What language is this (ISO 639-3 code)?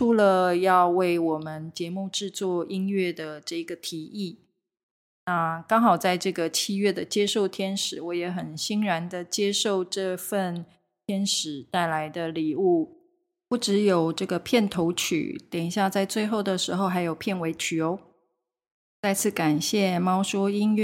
zho